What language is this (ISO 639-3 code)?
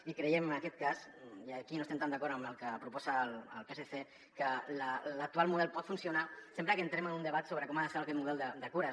cat